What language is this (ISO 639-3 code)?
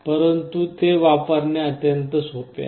mar